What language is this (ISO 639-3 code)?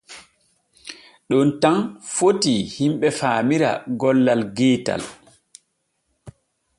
fue